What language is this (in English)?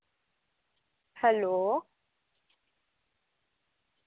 Dogri